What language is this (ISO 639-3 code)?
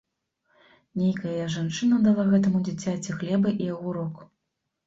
bel